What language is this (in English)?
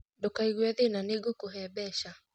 Kikuyu